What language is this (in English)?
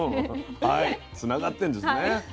Japanese